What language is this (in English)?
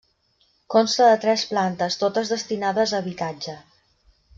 Catalan